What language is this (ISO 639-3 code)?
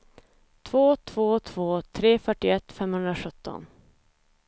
swe